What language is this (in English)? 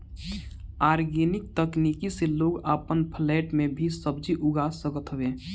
Bhojpuri